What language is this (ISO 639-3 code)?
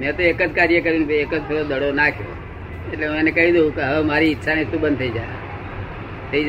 guj